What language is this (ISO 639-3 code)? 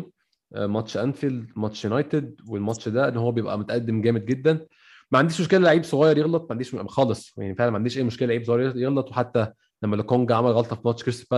ara